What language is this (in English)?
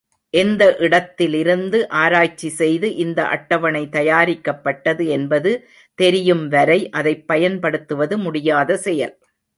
Tamil